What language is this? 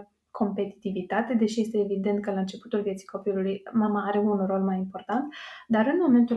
Romanian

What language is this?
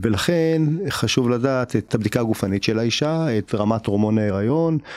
Hebrew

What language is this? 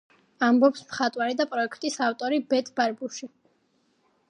Georgian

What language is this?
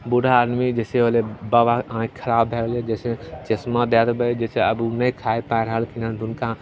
Maithili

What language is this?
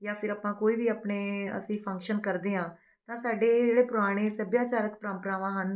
Punjabi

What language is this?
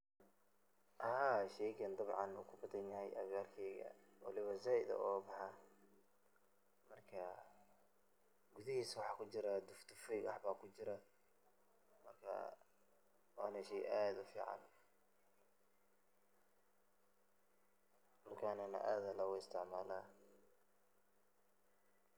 Somali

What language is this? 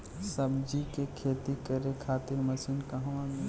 Bhojpuri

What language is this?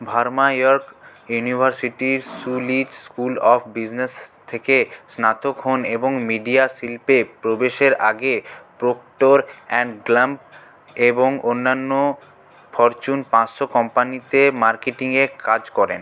Bangla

